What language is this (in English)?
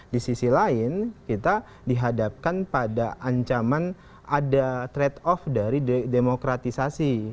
Indonesian